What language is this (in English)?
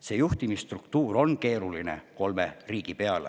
Estonian